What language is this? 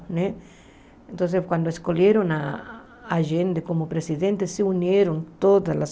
Portuguese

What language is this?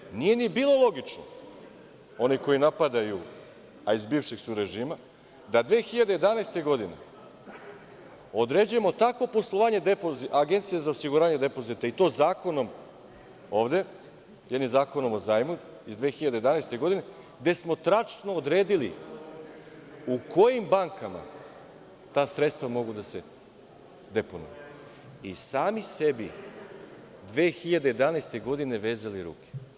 Serbian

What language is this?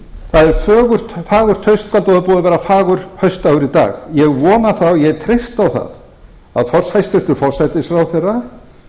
Icelandic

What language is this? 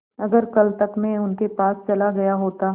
Hindi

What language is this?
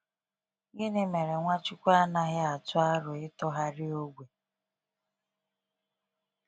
Igbo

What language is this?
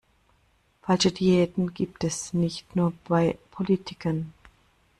German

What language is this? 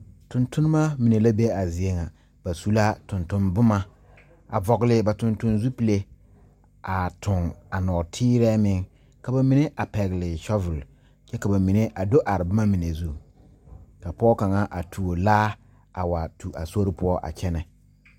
Southern Dagaare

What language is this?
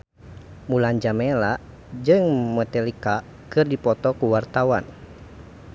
Sundanese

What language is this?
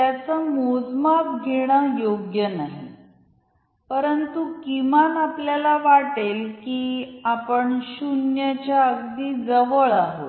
Marathi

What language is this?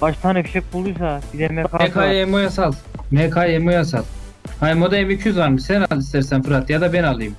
Turkish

